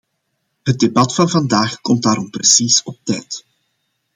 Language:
Dutch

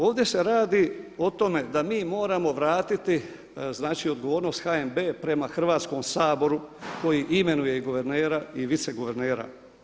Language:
Croatian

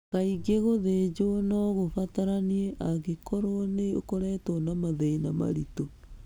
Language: Kikuyu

